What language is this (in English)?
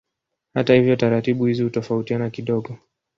Swahili